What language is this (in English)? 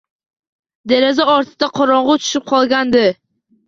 Uzbek